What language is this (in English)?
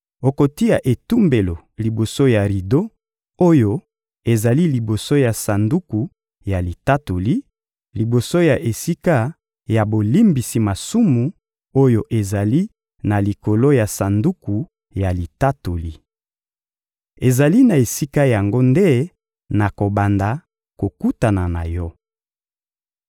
Lingala